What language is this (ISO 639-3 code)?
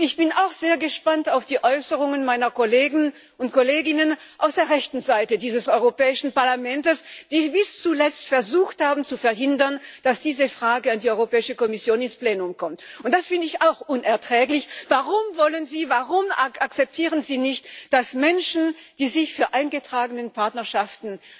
deu